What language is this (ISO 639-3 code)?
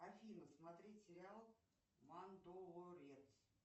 rus